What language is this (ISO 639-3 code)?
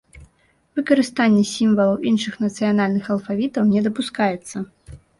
bel